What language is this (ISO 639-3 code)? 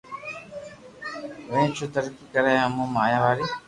lrk